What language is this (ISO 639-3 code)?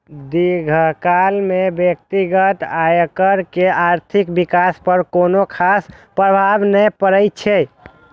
mai